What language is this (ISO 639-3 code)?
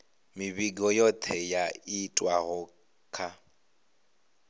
ven